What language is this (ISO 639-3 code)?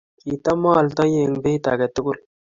kln